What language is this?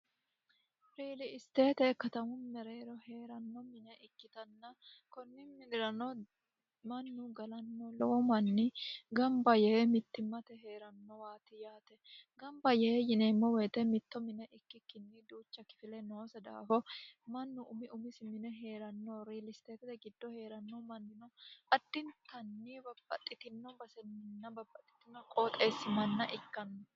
Sidamo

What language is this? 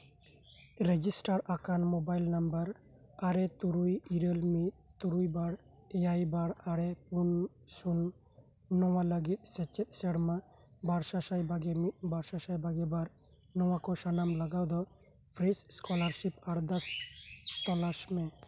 Santali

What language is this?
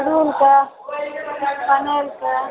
Maithili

